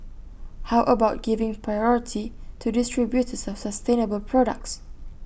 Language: English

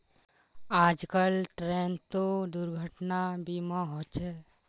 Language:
Magahi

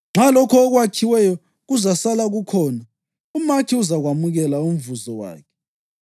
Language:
North Ndebele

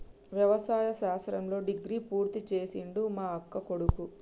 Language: Telugu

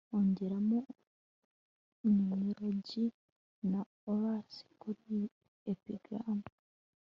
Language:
Kinyarwanda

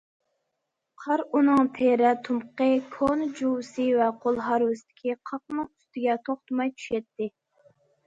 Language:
Uyghur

